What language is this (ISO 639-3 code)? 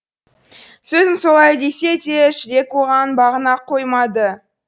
kaz